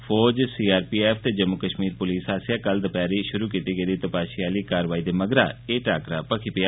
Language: Dogri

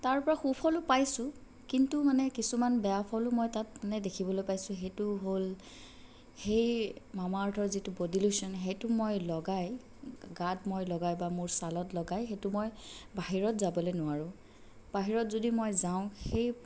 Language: Assamese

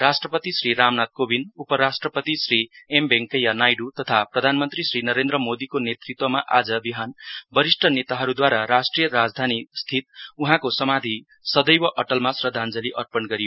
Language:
Nepali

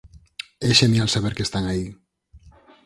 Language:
Galician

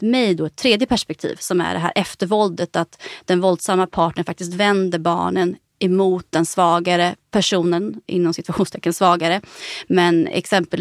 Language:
Swedish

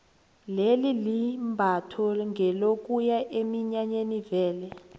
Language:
South Ndebele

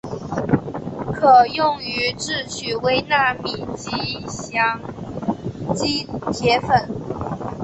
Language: Chinese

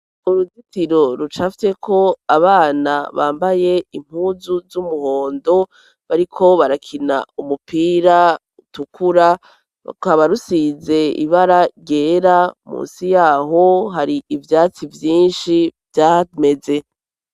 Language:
Rundi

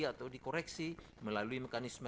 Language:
Indonesian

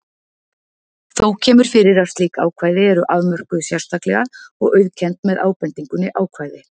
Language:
Icelandic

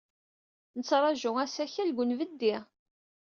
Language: Kabyle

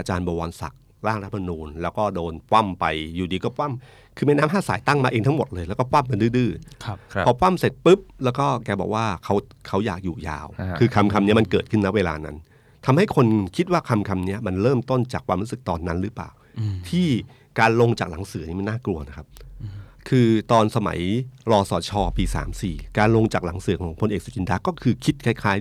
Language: Thai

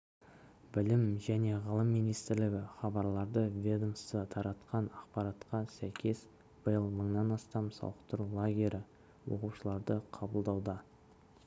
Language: Kazakh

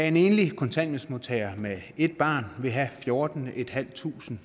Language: Danish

